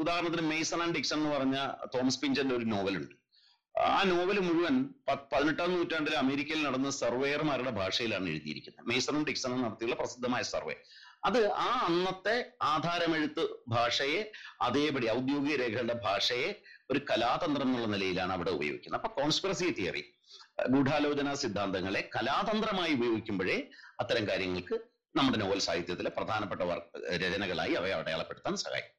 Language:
Malayalam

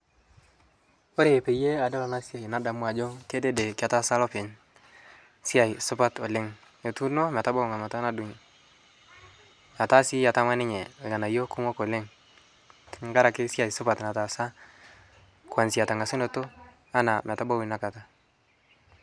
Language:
Masai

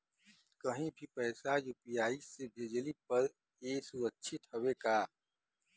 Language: Bhojpuri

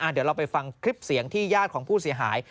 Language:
Thai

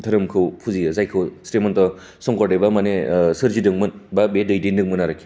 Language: Bodo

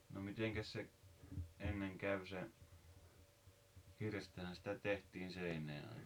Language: Finnish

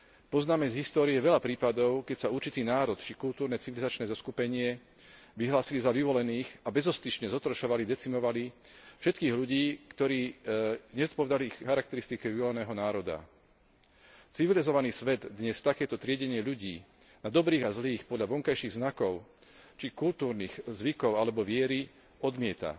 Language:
Slovak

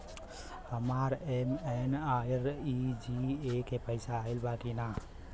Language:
Bhojpuri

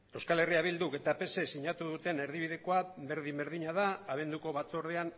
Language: Basque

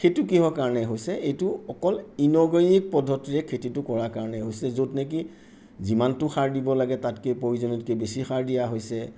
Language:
Assamese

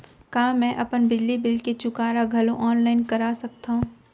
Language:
Chhattisgarhi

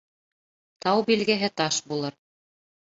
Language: Bashkir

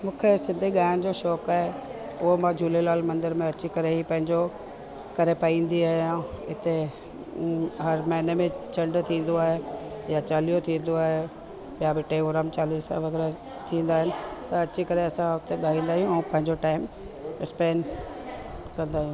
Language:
Sindhi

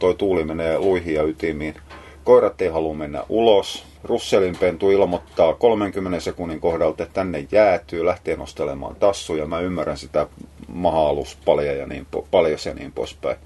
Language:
Finnish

